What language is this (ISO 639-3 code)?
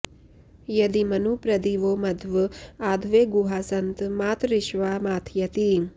san